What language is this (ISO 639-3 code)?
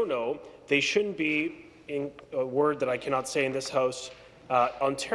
eng